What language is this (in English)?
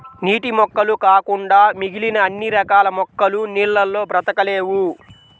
Telugu